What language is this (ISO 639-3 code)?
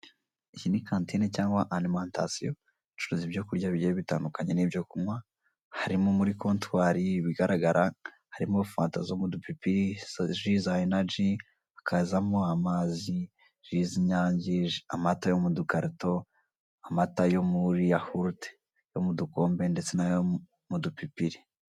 kin